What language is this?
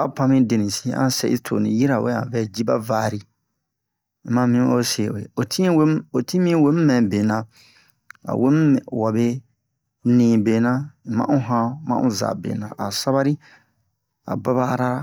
Bomu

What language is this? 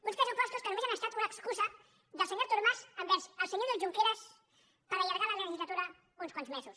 Catalan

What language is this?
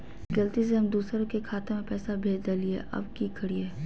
Magahi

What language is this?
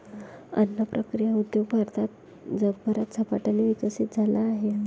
Marathi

